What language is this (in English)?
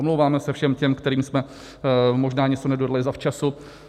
Czech